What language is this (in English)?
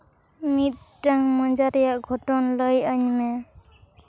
Santali